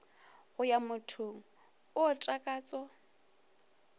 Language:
Northern Sotho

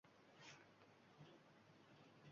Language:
Uzbek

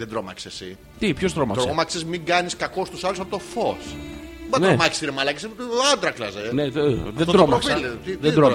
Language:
Greek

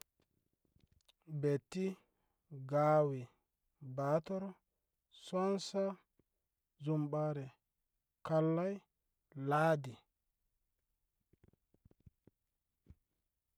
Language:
Koma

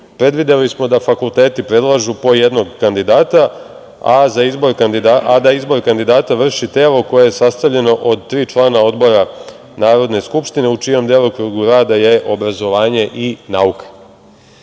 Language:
Serbian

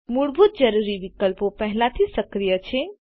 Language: Gujarati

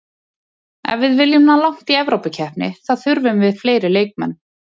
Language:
Icelandic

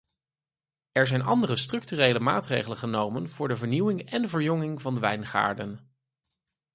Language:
Dutch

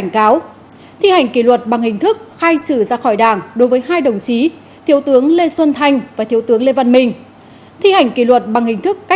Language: Vietnamese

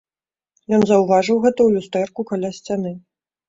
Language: Belarusian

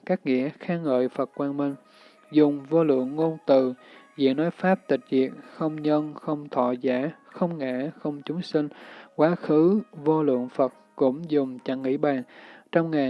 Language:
Vietnamese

